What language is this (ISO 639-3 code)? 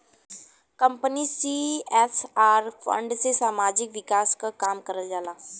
bho